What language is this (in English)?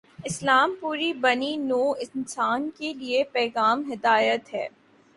Urdu